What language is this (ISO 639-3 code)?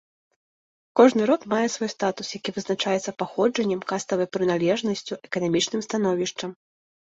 bel